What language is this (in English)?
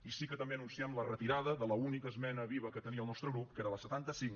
Catalan